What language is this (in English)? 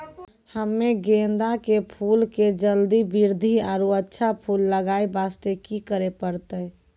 Maithili